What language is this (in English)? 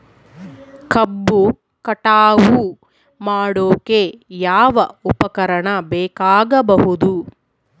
Kannada